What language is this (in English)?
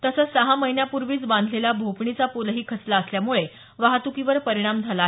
Marathi